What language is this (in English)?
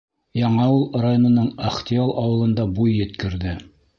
Bashkir